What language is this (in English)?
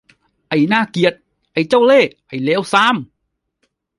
Thai